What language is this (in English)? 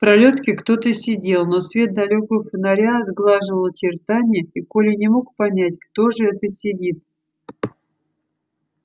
Russian